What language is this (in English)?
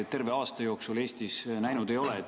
Estonian